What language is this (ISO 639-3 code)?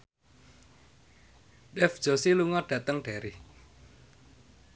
jav